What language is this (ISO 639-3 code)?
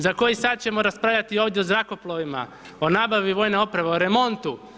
hrv